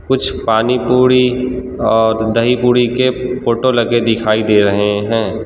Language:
Hindi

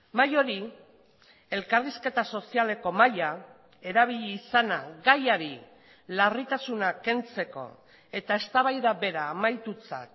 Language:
Basque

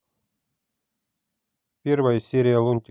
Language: Russian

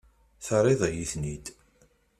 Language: Kabyle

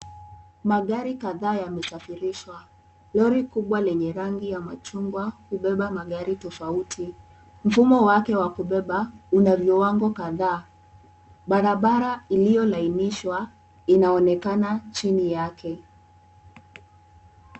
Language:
Swahili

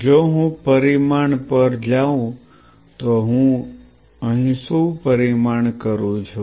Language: Gujarati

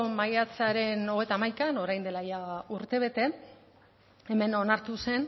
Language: Basque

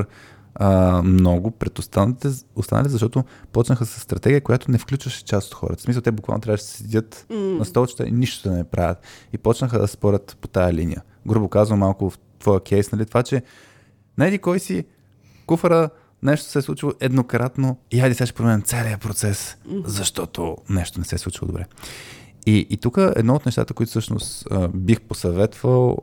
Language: Bulgarian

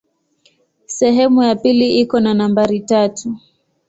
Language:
Swahili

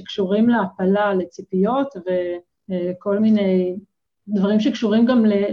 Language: Hebrew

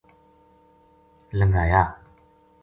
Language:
Gujari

